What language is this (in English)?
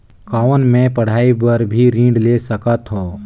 Chhattisgarhi